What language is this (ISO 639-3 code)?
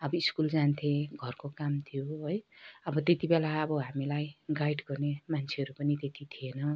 nep